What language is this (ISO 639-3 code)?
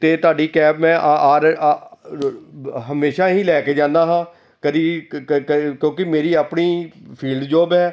pan